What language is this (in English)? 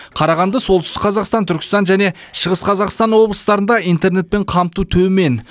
Kazakh